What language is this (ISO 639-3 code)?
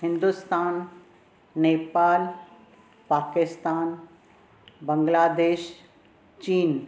snd